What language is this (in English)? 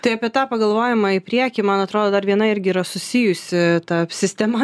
Lithuanian